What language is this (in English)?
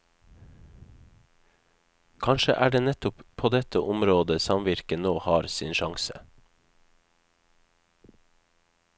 Norwegian